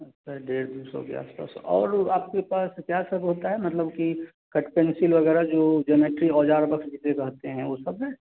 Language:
Hindi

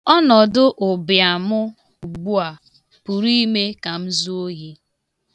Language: Igbo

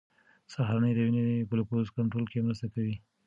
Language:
Pashto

